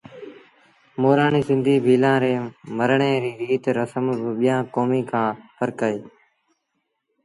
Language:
Sindhi Bhil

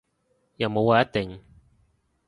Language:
Cantonese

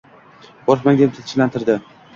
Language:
Uzbek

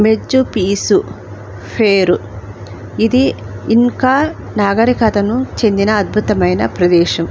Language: Telugu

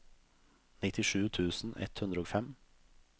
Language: Norwegian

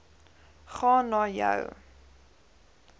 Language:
Afrikaans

